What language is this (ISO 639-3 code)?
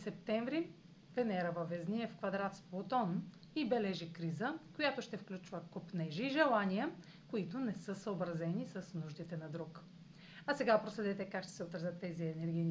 bul